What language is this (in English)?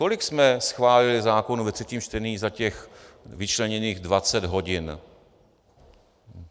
Czech